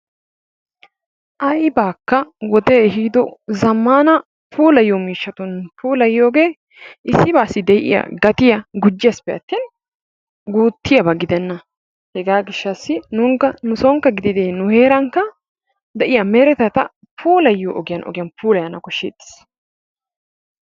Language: Wolaytta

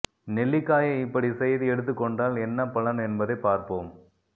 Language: Tamil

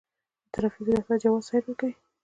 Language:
Pashto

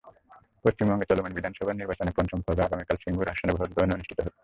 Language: Bangla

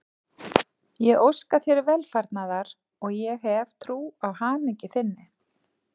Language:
Icelandic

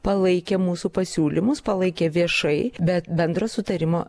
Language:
Lithuanian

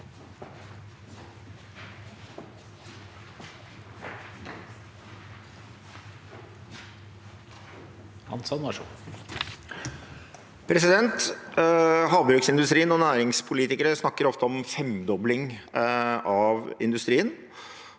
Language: Norwegian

